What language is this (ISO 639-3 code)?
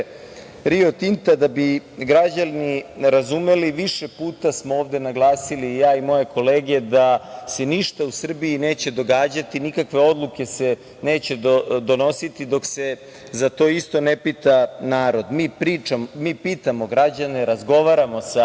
srp